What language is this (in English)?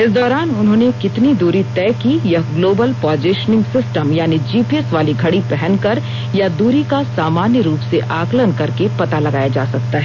Hindi